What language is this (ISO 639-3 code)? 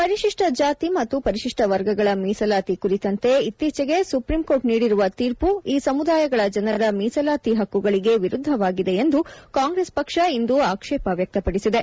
kan